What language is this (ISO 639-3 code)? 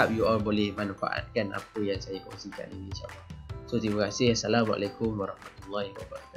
msa